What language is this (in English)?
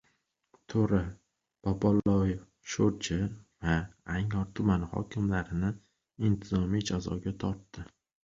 Uzbek